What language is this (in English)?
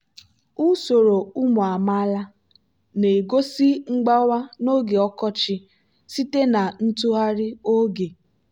Igbo